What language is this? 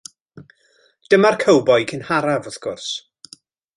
Welsh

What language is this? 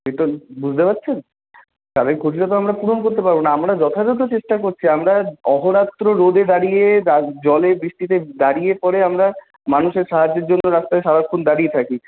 Bangla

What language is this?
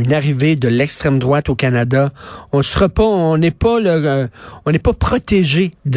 French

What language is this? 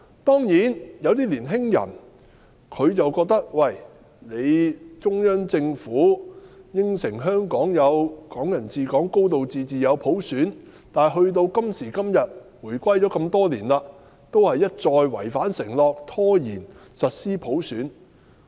Cantonese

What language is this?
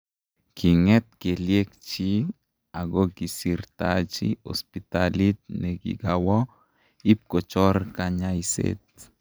Kalenjin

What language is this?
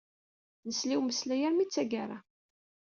Kabyle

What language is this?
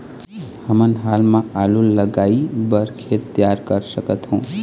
Chhattisgarhi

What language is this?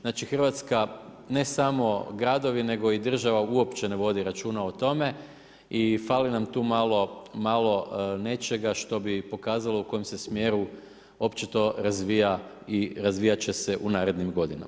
Croatian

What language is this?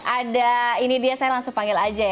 Indonesian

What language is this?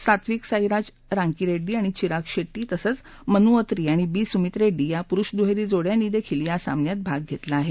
Marathi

